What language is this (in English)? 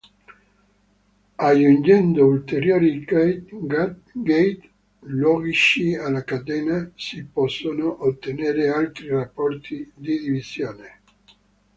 Italian